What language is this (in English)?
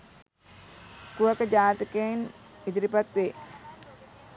Sinhala